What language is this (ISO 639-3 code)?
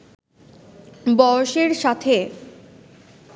ben